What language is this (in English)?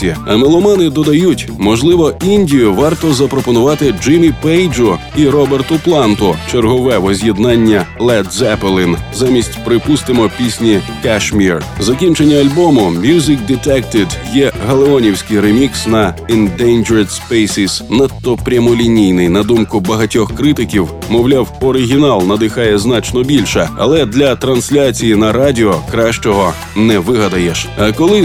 Ukrainian